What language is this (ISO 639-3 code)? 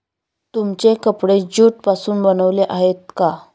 mar